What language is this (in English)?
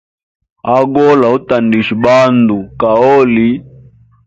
Hemba